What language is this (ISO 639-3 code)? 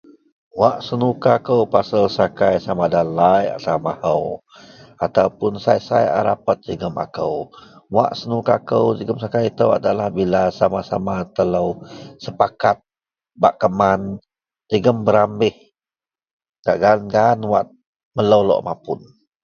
mel